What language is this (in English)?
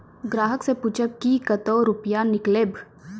Maithili